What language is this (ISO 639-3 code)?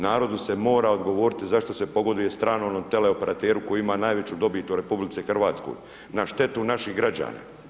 hrv